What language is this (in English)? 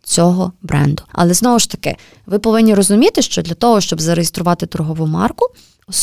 Ukrainian